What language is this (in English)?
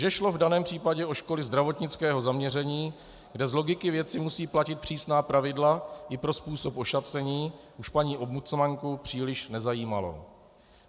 Czech